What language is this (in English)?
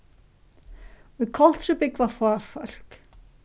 Faroese